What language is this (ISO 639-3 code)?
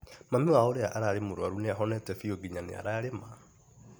kik